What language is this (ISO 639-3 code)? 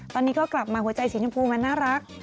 tha